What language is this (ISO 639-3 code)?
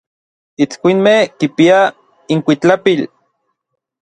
nlv